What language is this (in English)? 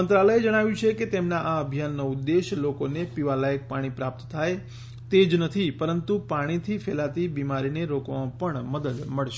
Gujarati